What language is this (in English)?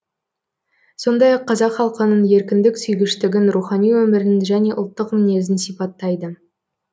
Kazakh